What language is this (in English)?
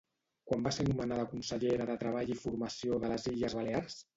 Catalan